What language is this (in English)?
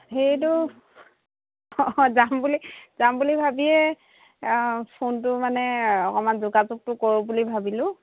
Assamese